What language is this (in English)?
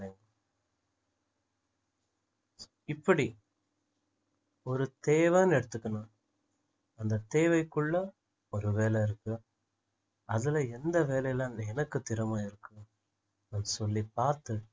Tamil